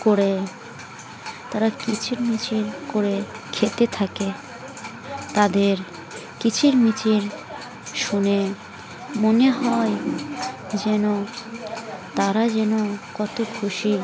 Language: Bangla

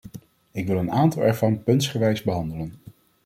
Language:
Dutch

